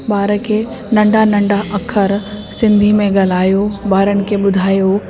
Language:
Sindhi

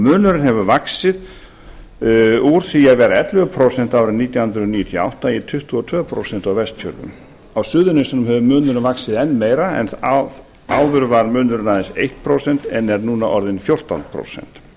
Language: Icelandic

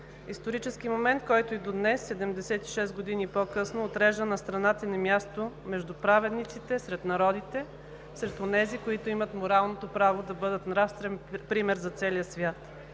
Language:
Bulgarian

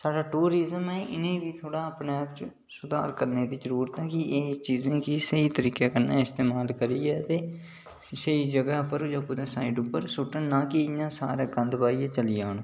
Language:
Dogri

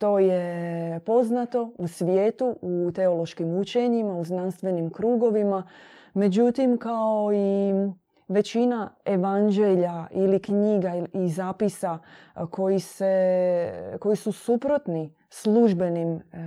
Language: Croatian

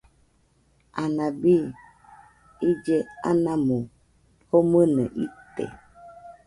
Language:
Nüpode Huitoto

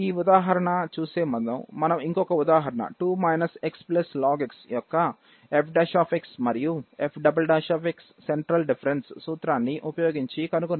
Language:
Telugu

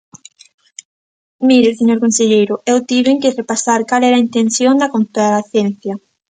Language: Galician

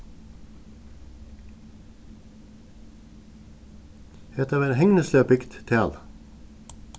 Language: Faroese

